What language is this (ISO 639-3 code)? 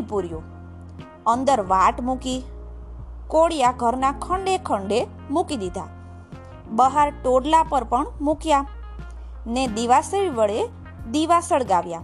guj